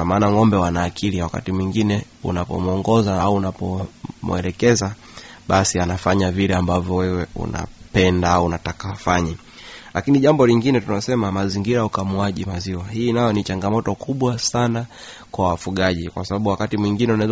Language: Swahili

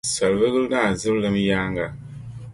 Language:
Dagbani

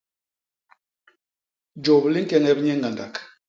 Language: Basaa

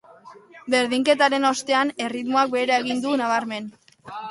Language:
Basque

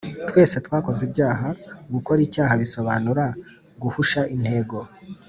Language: Kinyarwanda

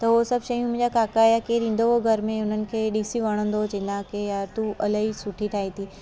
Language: Sindhi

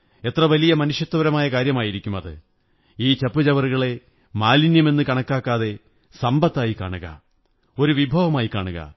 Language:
Malayalam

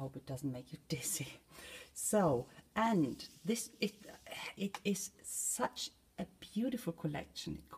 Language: English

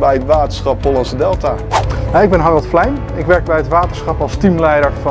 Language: Dutch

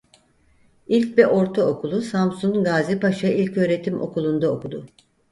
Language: Turkish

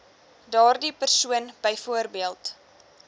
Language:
Afrikaans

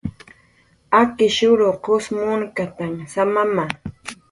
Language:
Jaqaru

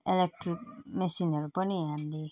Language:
Nepali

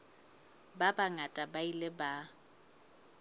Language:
Southern Sotho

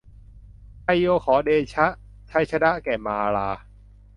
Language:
Thai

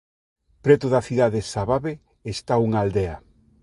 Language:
Galician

